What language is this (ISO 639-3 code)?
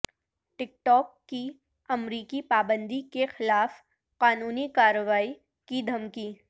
urd